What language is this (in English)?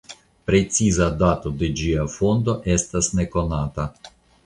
Esperanto